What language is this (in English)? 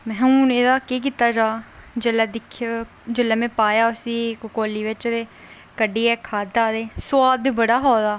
Dogri